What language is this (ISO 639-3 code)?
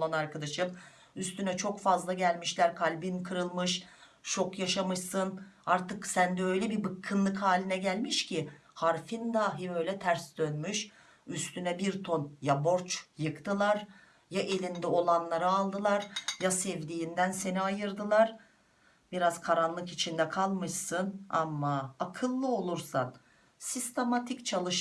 tur